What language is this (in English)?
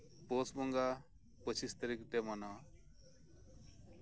Santali